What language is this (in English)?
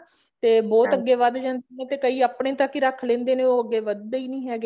Punjabi